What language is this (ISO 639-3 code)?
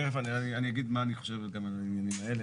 heb